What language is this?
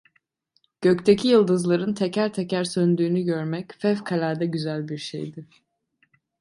Turkish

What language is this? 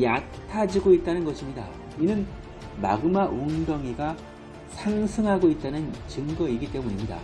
Korean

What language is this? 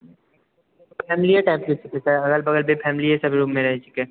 Maithili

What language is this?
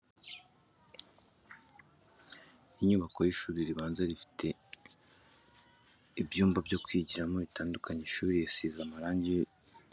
Kinyarwanda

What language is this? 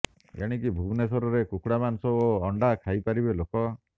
Odia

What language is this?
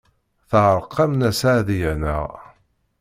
Kabyle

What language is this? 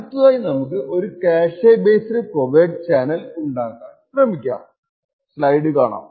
Malayalam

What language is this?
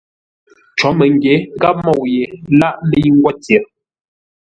Ngombale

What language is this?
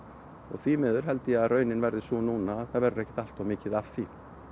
Icelandic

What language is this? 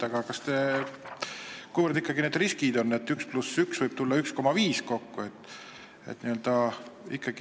Estonian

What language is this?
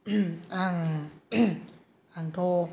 Bodo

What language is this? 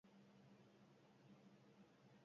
Basque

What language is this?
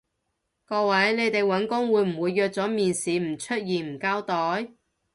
Cantonese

